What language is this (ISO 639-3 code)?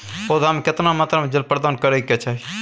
mai